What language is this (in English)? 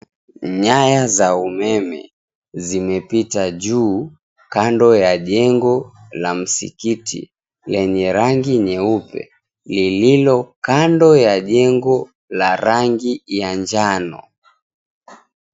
Swahili